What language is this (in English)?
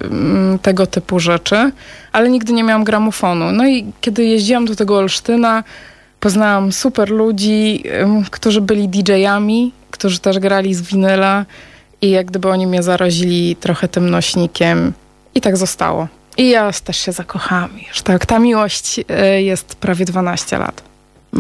Polish